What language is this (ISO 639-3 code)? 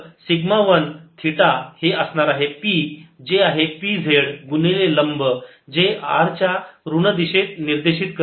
mar